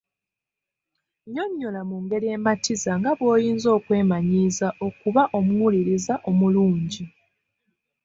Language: Ganda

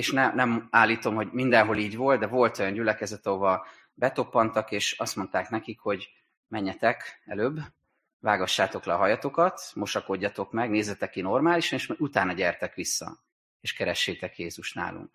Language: Hungarian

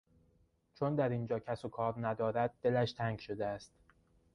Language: Persian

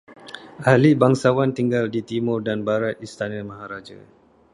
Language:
Malay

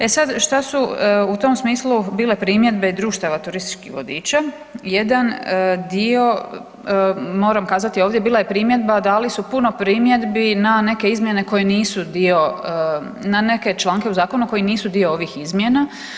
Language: Croatian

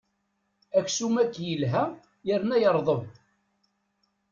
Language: Kabyle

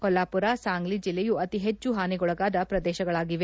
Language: Kannada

